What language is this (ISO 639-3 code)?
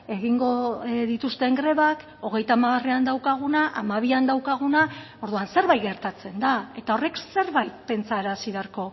eus